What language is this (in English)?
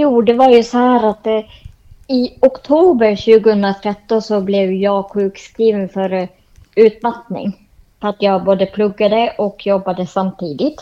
Swedish